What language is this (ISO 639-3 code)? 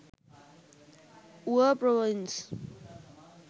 sin